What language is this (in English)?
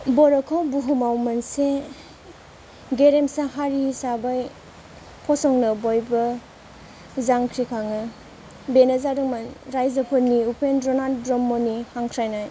Bodo